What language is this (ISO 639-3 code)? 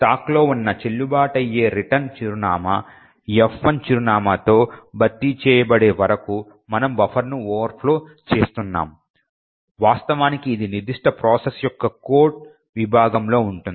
tel